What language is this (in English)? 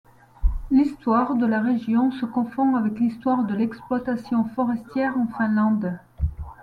French